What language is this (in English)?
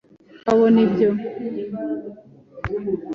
Kinyarwanda